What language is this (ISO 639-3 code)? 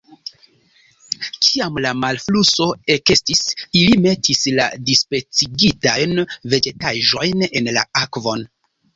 epo